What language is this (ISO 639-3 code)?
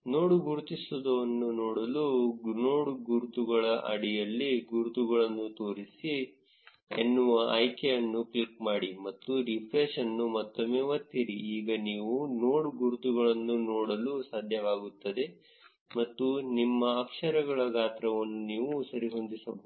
kan